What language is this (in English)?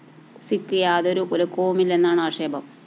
Malayalam